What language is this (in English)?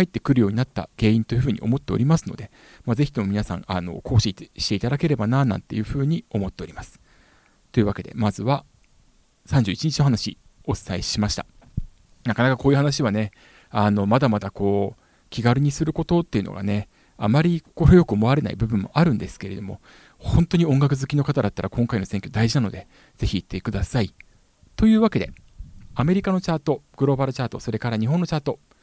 Japanese